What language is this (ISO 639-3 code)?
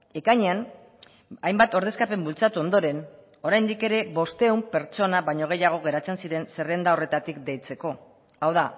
eus